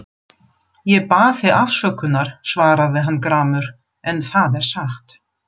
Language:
Icelandic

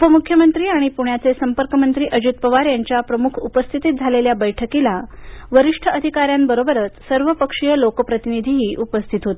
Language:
Marathi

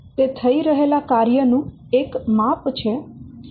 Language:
Gujarati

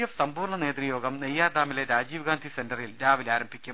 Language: Malayalam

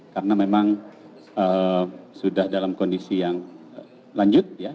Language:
Indonesian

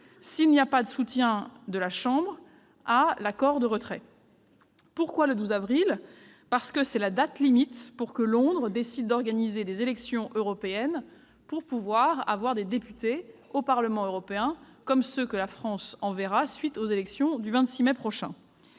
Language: French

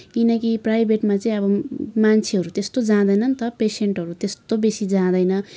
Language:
Nepali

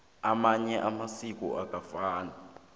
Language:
South Ndebele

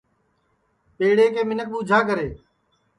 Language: Sansi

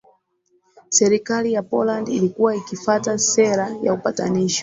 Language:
Swahili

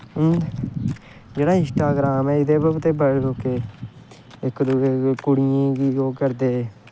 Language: Dogri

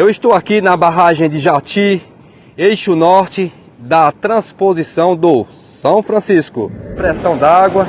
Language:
Portuguese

